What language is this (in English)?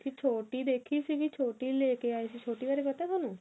Punjabi